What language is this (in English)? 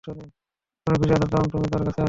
Bangla